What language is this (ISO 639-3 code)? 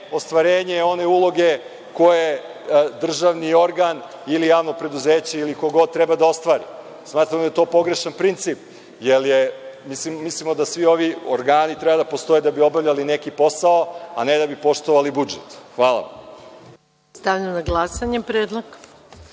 srp